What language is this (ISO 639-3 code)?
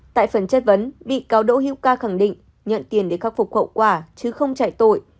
vie